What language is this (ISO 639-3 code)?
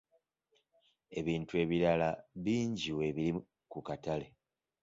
lug